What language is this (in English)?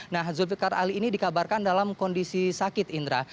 Indonesian